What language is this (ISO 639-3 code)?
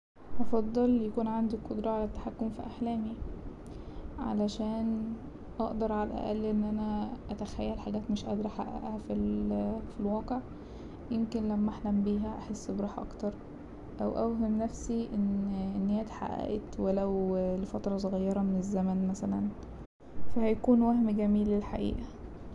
arz